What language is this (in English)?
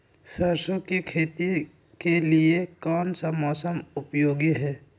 Magahi